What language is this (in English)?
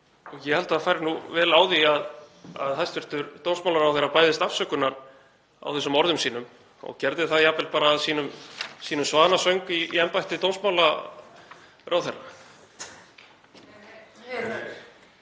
Icelandic